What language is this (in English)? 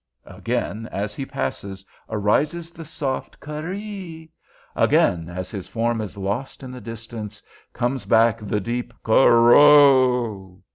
English